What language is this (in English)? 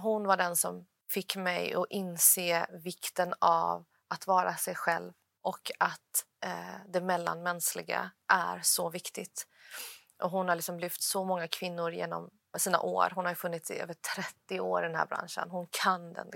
Swedish